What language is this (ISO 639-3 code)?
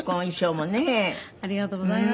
jpn